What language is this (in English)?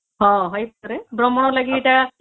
Odia